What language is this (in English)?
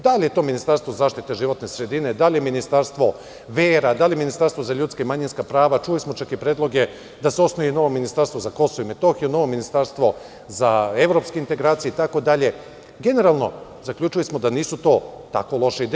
Serbian